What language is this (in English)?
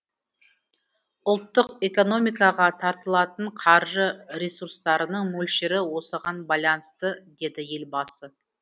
Kazakh